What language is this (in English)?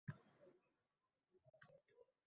Uzbek